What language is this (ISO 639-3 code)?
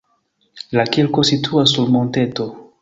epo